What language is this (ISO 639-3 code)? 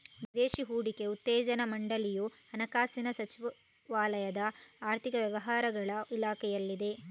kan